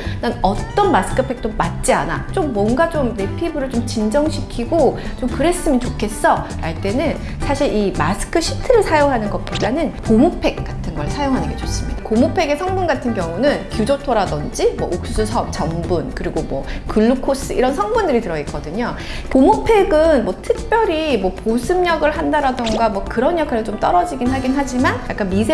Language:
Korean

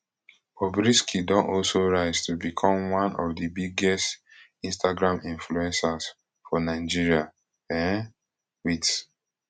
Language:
Nigerian Pidgin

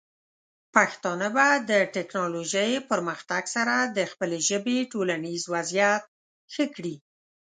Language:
Pashto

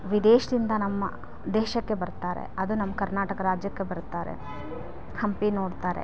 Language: Kannada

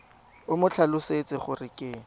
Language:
Tswana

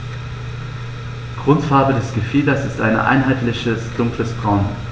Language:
German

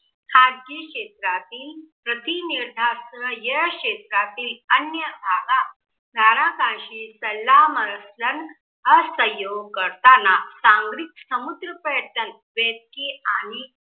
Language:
Marathi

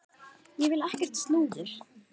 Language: Icelandic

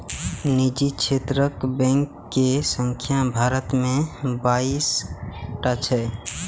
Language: Maithili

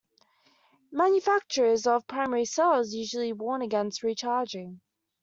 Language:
English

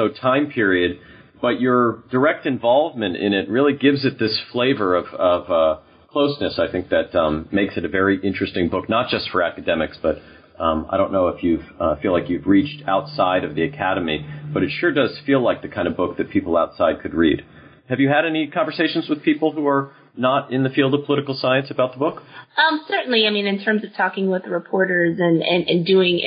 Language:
English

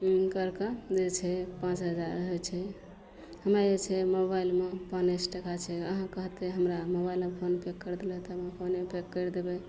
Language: Maithili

